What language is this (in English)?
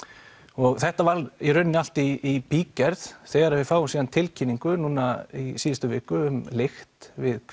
Icelandic